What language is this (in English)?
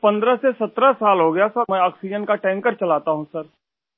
Urdu